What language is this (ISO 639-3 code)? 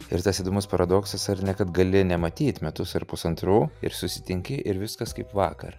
lit